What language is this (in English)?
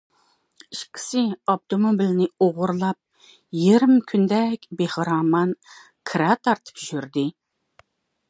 Uyghur